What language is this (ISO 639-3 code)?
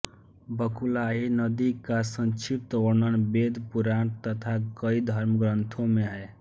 hin